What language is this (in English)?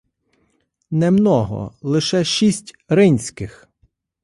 Ukrainian